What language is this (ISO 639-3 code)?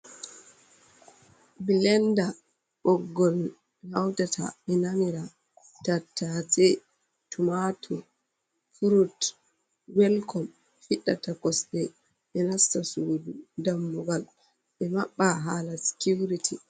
ful